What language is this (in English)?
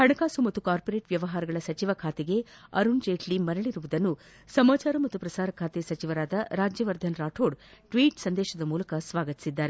Kannada